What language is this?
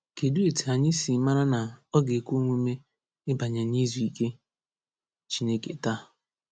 Igbo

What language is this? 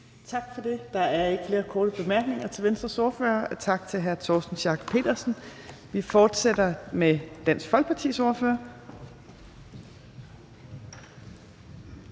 Danish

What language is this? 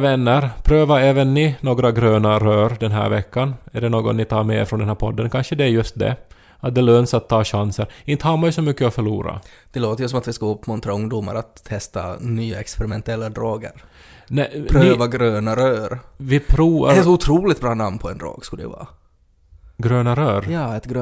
Swedish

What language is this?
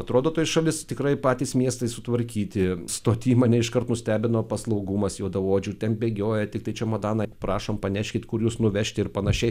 Lithuanian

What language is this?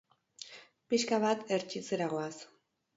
Basque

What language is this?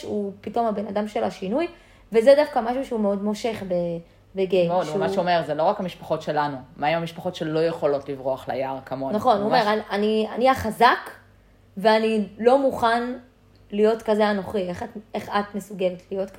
Hebrew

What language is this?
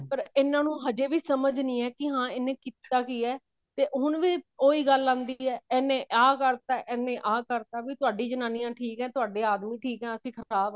Punjabi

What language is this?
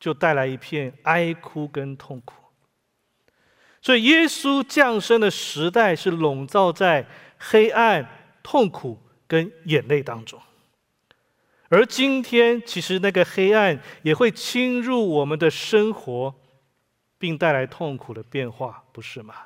Chinese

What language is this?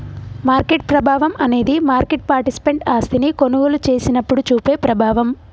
Telugu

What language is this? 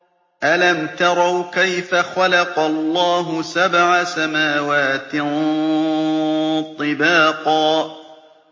Arabic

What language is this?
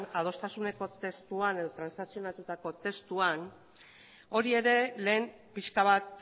Basque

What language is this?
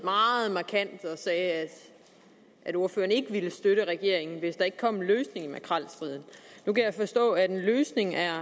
Danish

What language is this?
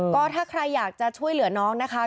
Thai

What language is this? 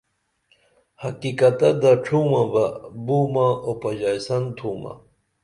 Dameli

